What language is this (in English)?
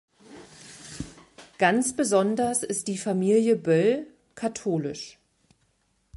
German